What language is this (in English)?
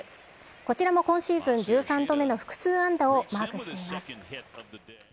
Japanese